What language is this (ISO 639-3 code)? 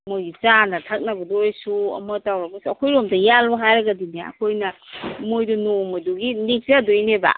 mni